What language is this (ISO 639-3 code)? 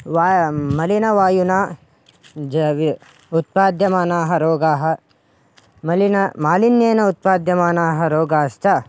san